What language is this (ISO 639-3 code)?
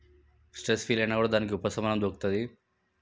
tel